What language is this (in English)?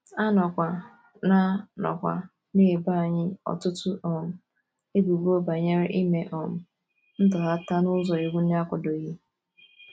Igbo